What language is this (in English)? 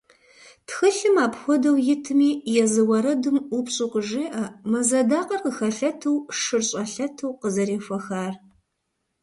Kabardian